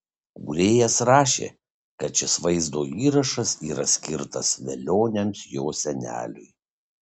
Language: Lithuanian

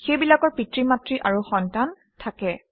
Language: Assamese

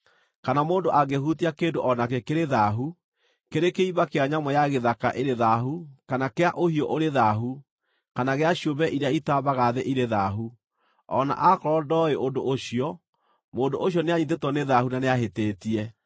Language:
Kikuyu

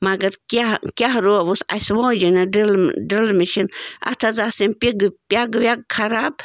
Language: Kashmiri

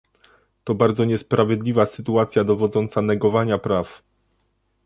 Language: Polish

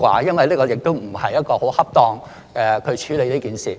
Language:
Cantonese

